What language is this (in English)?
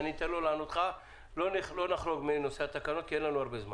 Hebrew